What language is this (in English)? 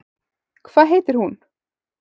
Icelandic